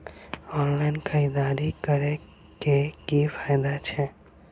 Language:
Maithili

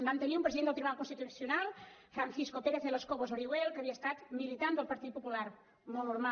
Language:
Catalan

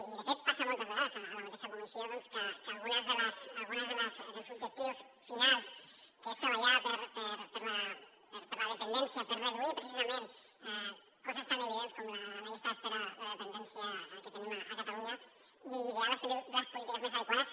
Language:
Catalan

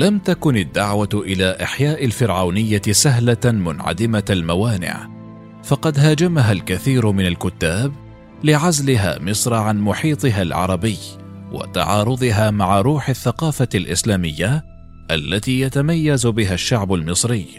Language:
Arabic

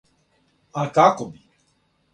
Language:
Serbian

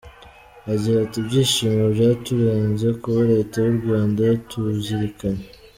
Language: Kinyarwanda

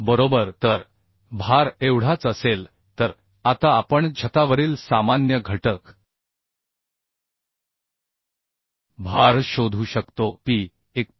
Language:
Marathi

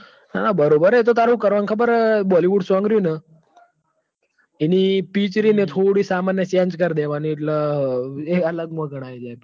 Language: Gujarati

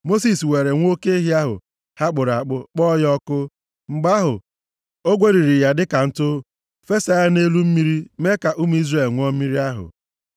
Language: Igbo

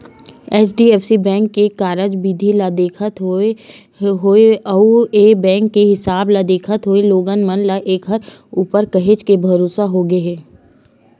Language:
Chhattisgarhi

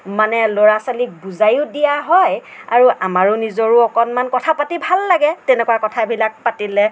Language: Assamese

